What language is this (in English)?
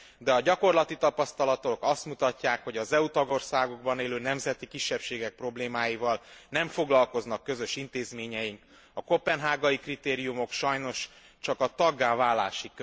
Hungarian